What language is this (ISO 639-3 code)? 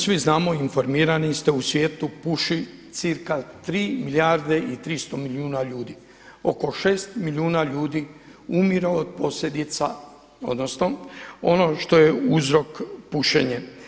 hrv